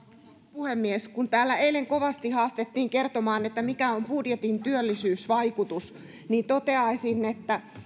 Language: Finnish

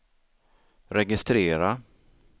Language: Swedish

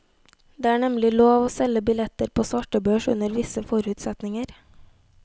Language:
Norwegian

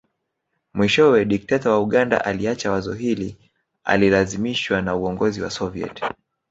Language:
Swahili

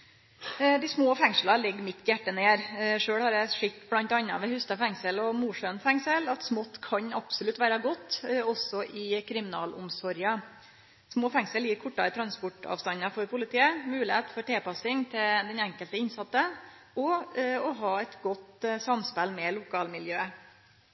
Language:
Norwegian Nynorsk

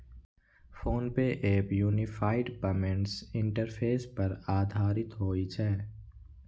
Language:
Maithili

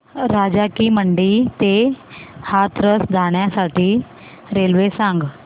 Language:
Marathi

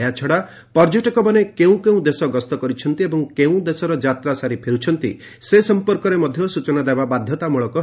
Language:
Odia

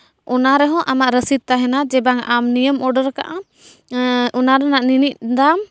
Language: Santali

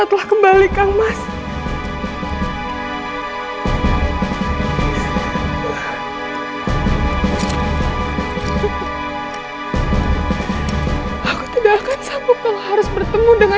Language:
Indonesian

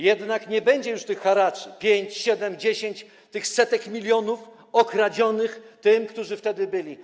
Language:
Polish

